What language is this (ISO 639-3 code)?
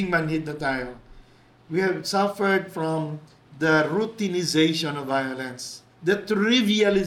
fil